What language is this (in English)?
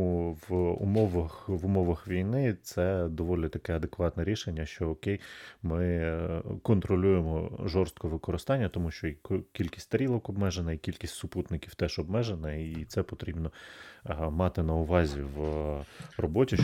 Ukrainian